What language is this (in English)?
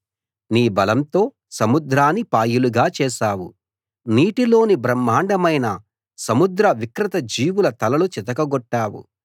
Telugu